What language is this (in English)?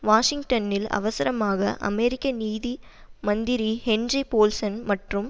Tamil